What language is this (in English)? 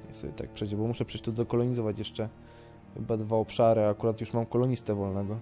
Polish